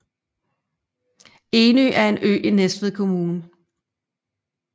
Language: Danish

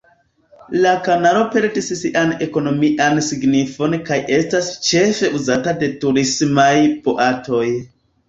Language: Esperanto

